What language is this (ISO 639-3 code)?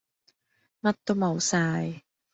yue